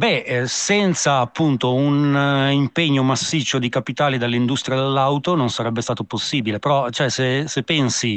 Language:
Italian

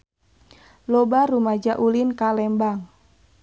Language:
Sundanese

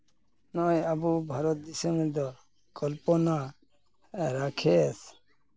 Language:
Santali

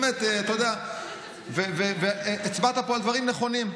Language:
Hebrew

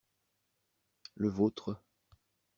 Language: French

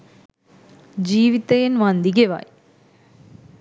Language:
Sinhala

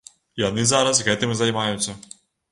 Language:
Belarusian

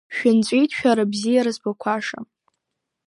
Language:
Abkhazian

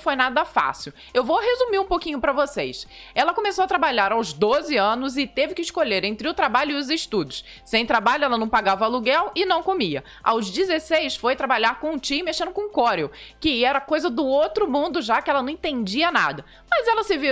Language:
Portuguese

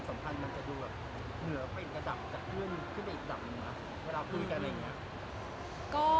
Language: Thai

